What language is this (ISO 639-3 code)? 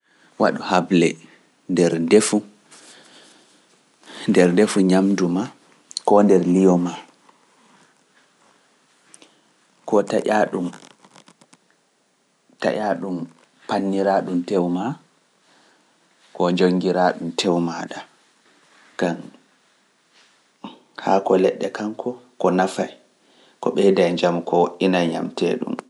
fuf